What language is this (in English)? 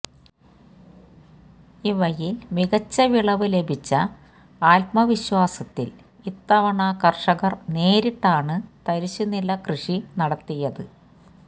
Malayalam